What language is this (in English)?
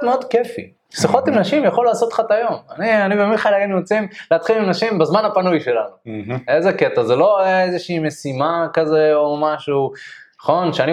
Hebrew